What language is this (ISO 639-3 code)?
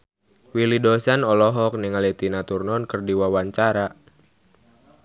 sun